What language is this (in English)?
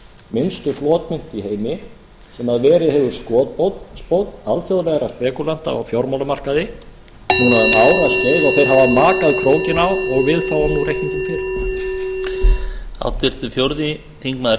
Icelandic